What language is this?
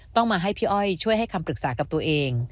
Thai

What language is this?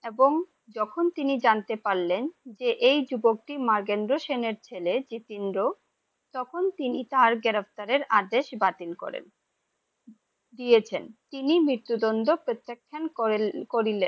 Bangla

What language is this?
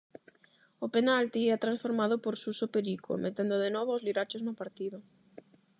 Galician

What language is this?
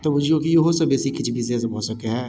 Maithili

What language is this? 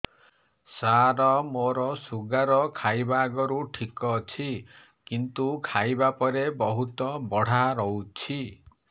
Odia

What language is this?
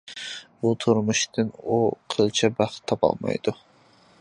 Uyghur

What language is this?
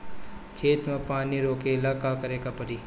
Bhojpuri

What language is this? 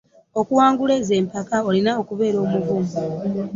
Ganda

